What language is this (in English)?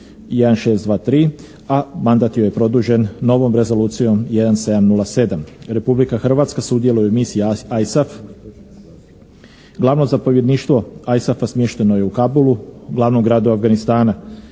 Croatian